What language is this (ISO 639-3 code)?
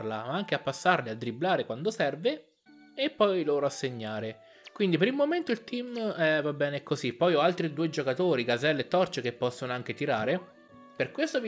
ita